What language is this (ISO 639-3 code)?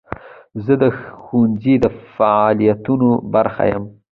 pus